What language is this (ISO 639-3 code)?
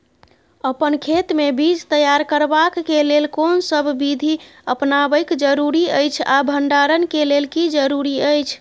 mai